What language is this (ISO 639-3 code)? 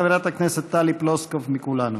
heb